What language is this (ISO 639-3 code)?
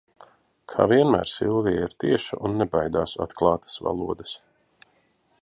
lav